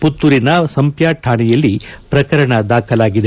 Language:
Kannada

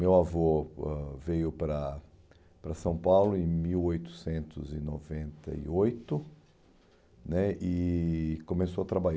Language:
Portuguese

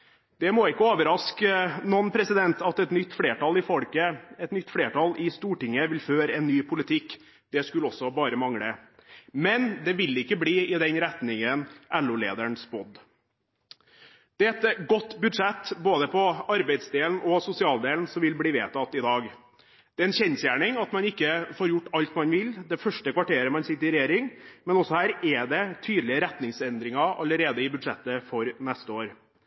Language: Norwegian Bokmål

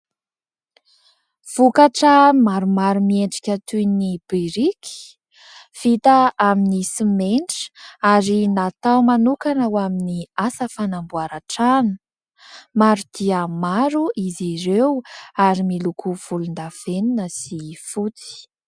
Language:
Malagasy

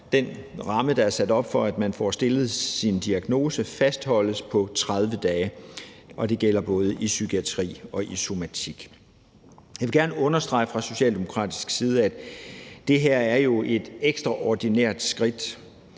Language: Danish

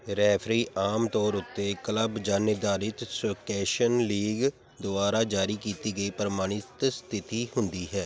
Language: Punjabi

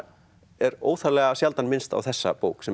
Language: Icelandic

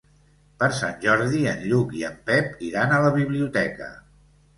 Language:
Catalan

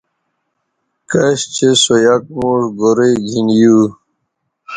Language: Bateri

